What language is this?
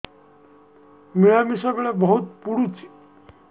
Odia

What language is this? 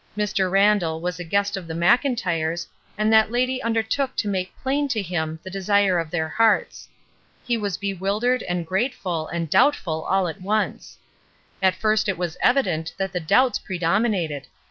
English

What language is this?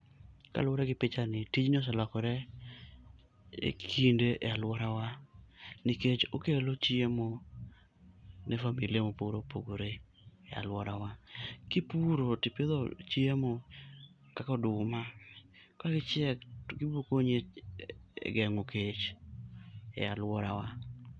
Luo (Kenya and Tanzania)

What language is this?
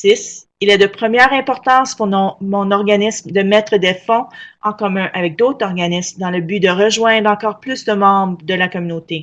French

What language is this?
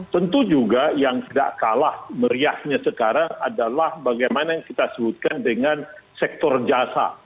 Indonesian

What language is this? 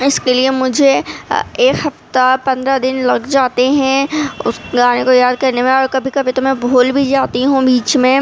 Urdu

